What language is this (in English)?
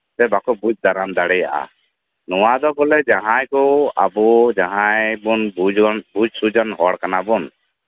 Santali